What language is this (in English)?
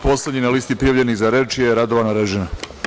Serbian